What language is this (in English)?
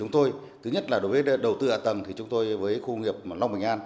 Vietnamese